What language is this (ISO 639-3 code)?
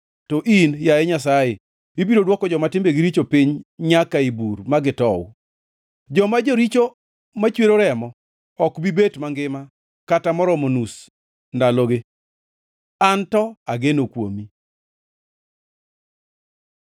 luo